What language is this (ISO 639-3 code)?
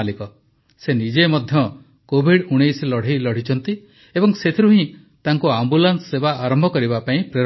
ori